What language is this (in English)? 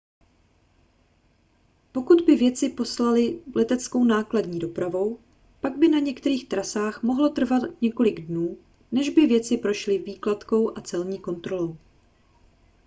Czech